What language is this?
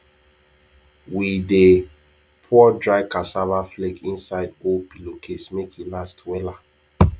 Nigerian Pidgin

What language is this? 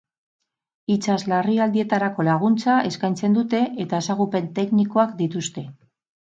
Basque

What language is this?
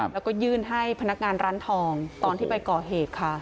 Thai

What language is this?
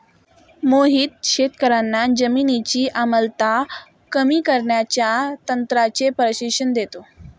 Marathi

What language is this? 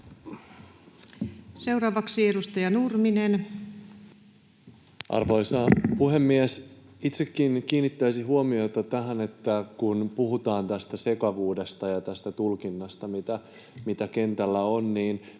Finnish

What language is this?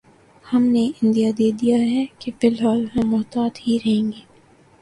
Urdu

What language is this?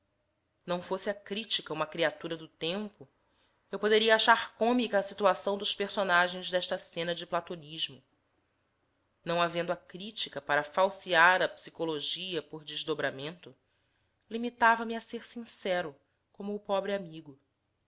Portuguese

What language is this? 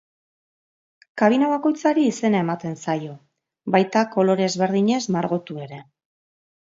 Basque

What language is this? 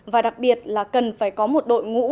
Vietnamese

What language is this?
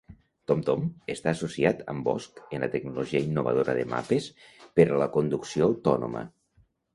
Catalan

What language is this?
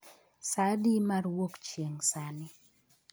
Luo (Kenya and Tanzania)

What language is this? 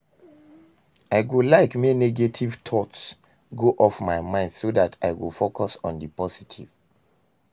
Nigerian Pidgin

